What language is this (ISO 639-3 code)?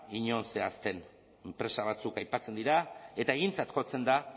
eus